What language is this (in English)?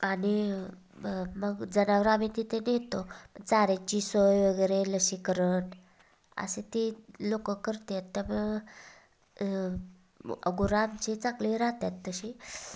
Marathi